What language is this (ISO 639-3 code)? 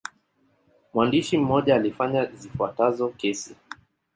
swa